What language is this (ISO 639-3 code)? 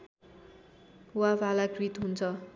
nep